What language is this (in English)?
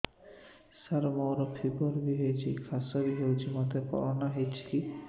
Odia